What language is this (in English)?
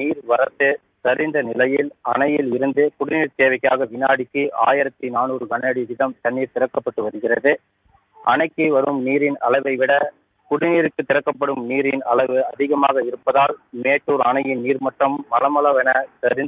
Tamil